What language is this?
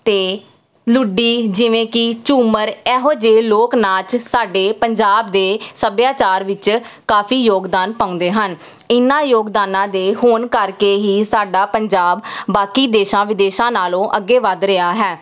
Punjabi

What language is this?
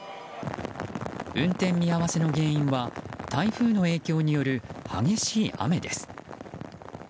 Japanese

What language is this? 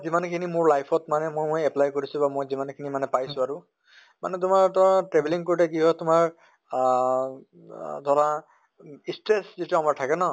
Assamese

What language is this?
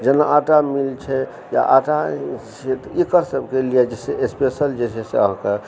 Maithili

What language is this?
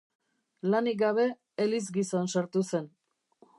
Basque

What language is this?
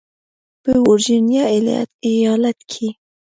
Pashto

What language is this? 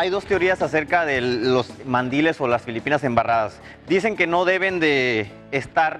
Spanish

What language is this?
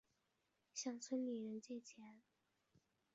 Chinese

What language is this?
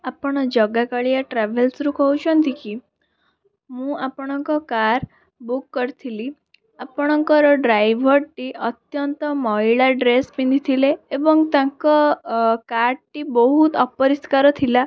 Odia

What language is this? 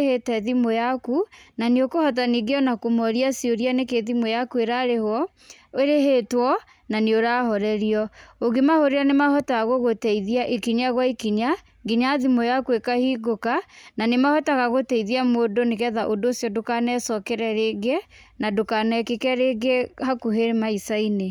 Kikuyu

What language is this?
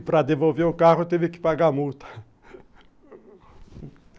Portuguese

